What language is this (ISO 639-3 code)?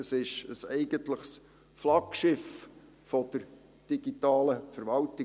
gsw